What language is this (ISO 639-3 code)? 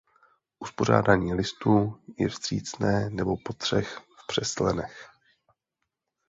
ces